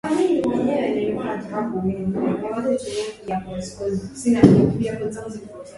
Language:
Swahili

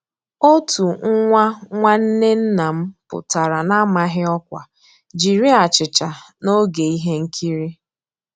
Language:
Igbo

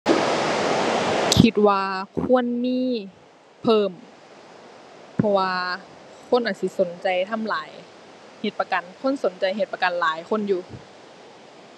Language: Thai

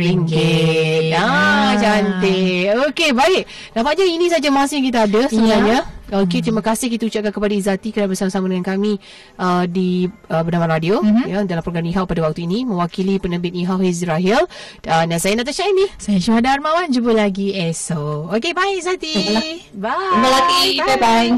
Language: Malay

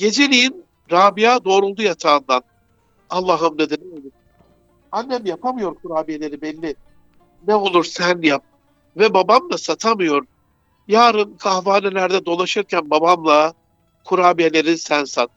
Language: Turkish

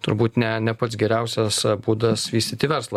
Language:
Lithuanian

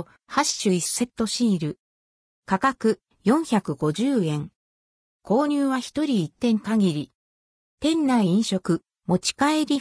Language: Japanese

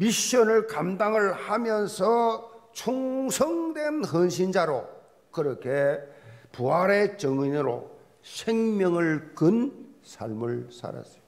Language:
Korean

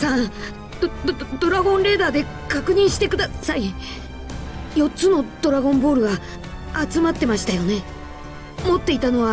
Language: Japanese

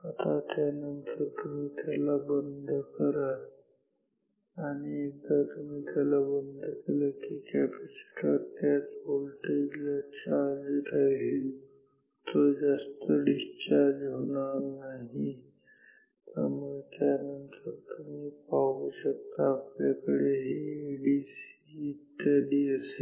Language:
Marathi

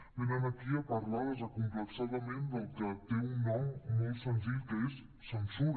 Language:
Catalan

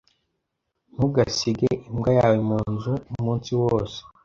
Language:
Kinyarwanda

